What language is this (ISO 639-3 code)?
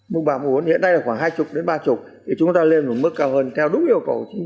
vie